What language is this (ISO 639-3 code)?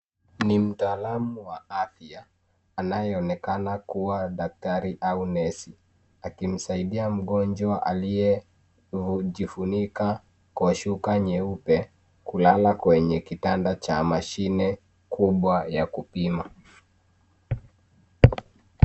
swa